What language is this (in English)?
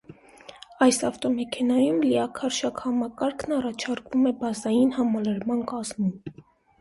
Armenian